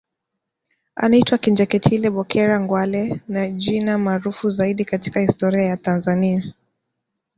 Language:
Swahili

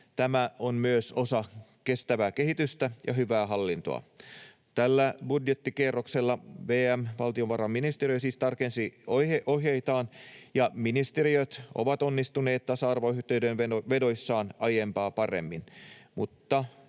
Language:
Finnish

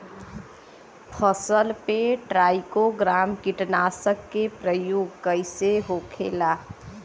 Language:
Bhojpuri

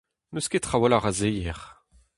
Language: Breton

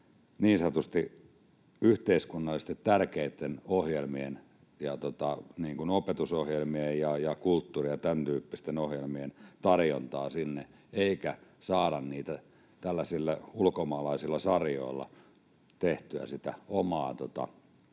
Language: Finnish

